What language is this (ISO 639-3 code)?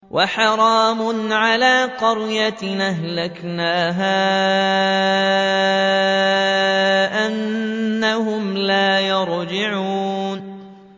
ara